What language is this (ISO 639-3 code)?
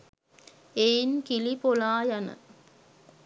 sin